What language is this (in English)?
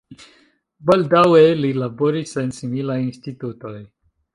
Esperanto